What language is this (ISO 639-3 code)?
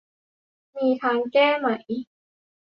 tha